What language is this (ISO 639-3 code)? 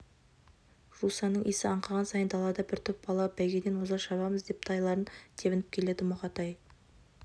kaz